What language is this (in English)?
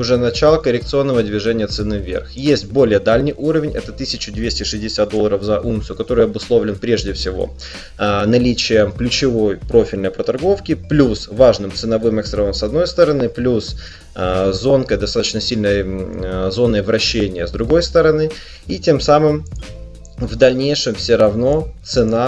Russian